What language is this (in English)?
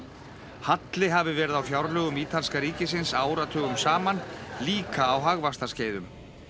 Icelandic